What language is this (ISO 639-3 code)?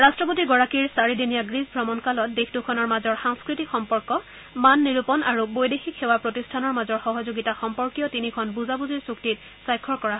asm